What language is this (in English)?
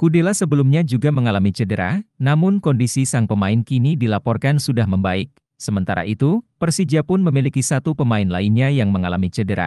Indonesian